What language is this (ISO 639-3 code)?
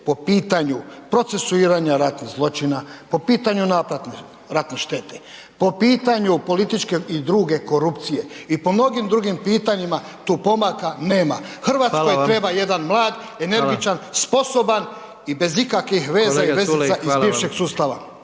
hrv